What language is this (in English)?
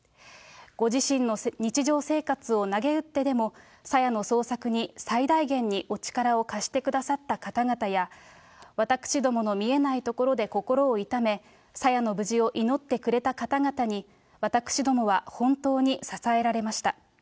Japanese